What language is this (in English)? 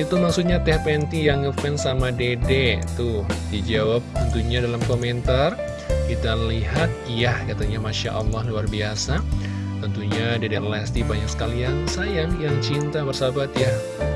Indonesian